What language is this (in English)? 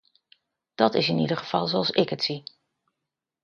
Dutch